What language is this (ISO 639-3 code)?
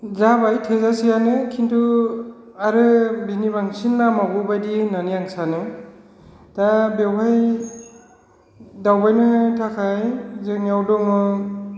brx